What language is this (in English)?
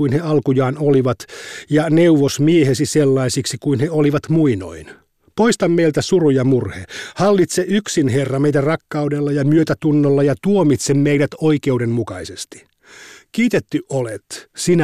Finnish